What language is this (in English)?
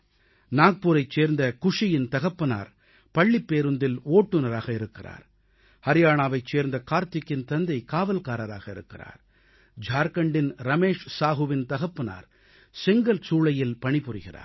Tamil